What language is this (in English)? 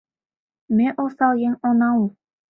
Mari